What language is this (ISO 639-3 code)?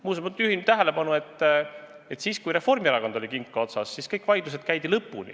est